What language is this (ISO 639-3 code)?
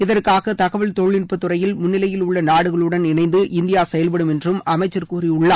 tam